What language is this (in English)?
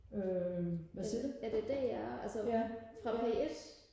Danish